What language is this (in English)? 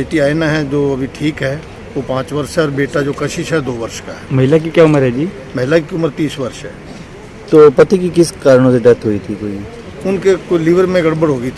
Hindi